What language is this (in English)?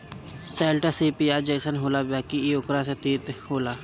Bhojpuri